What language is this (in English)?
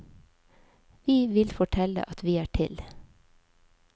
Norwegian